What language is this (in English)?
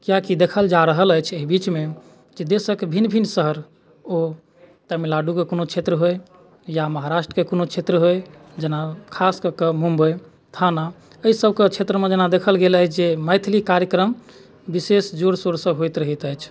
Maithili